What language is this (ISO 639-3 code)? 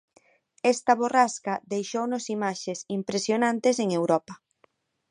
glg